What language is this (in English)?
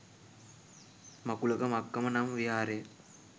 Sinhala